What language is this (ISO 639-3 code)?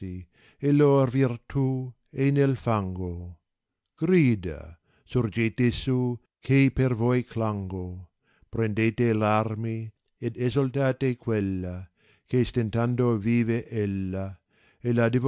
ita